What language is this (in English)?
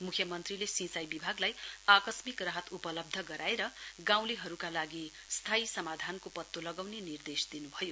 Nepali